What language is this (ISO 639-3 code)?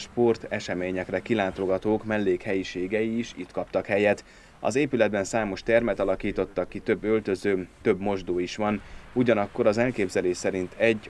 hun